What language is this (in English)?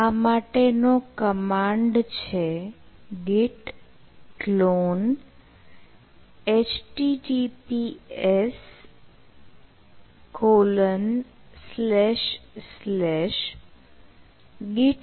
Gujarati